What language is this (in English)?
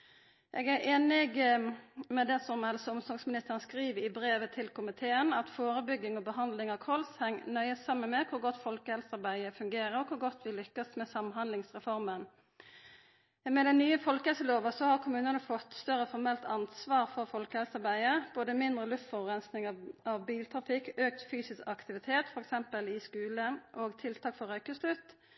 Norwegian Nynorsk